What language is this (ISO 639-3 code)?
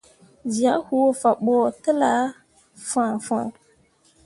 mua